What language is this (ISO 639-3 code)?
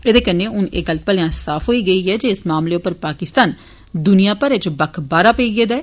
doi